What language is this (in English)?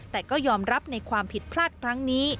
Thai